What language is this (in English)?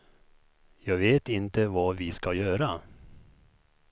Swedish